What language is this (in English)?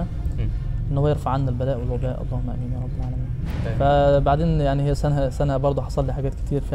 Arabic